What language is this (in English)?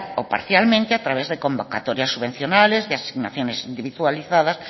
Spanish